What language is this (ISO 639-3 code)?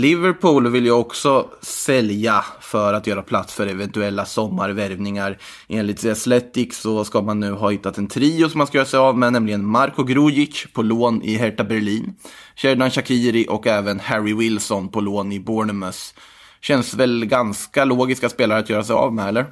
swe